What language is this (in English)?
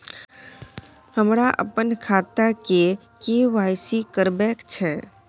Maithili